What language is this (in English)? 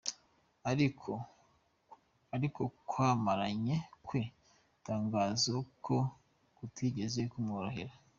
Kinyarwanda